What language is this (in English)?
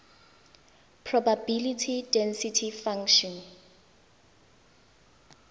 Tswana